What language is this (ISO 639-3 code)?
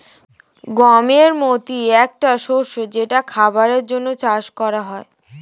ben